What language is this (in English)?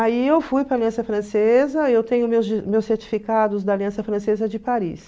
Portuguese